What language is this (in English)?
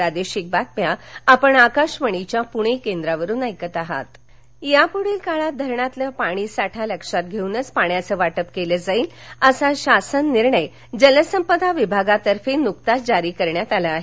Marathi